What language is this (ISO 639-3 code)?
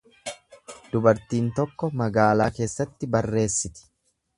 orm